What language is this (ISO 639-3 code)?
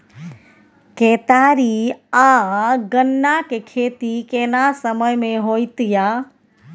mai